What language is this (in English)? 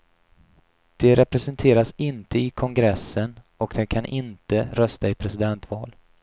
Swedish